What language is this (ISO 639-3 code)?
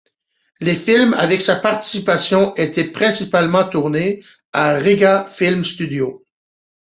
fra